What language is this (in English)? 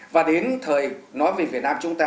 Vietnamese